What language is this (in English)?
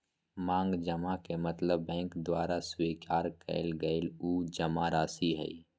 Magahi